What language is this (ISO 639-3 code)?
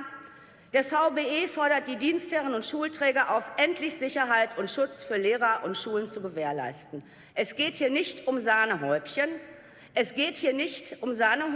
deu